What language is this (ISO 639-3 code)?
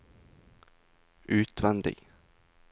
nor